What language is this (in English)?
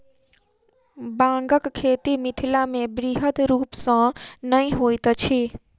Maithili